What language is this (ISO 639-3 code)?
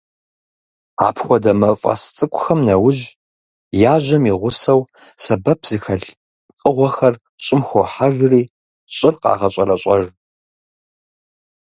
kbd